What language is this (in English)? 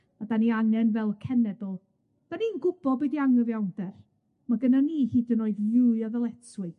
Welsh